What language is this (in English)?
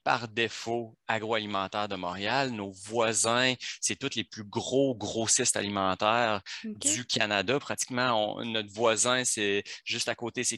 French